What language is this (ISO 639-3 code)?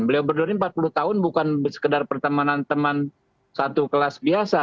ind